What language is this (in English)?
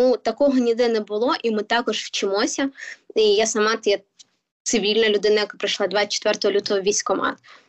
Ukrainian